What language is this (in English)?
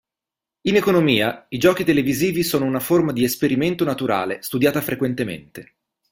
Italian